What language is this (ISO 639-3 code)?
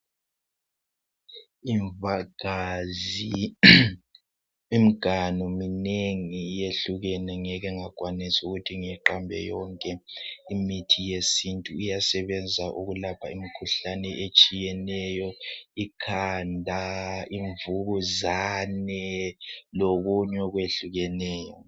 nde